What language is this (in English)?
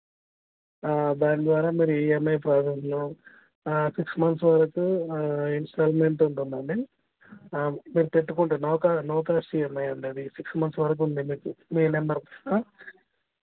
Telugu